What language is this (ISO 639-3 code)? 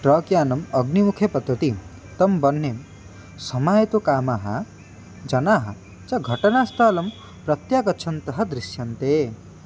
san